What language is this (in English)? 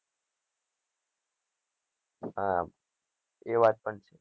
Gujarati